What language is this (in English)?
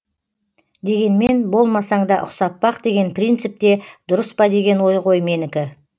Kazakh